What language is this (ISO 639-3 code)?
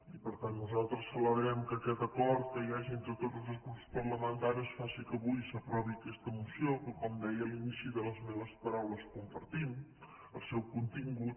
cat